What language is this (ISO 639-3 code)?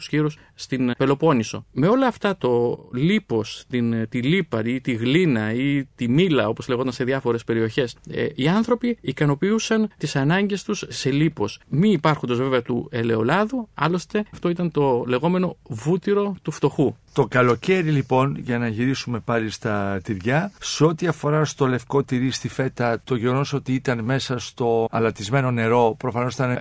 ell